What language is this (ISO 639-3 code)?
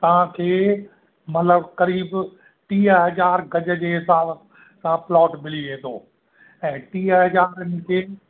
snd